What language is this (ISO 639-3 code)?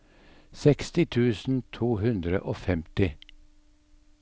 nor